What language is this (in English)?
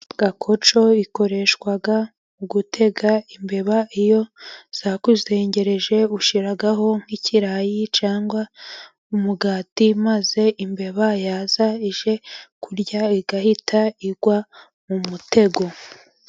Kinyarwanda